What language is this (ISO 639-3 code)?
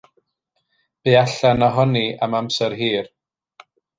cym